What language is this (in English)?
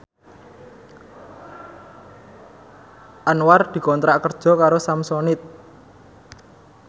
Javanese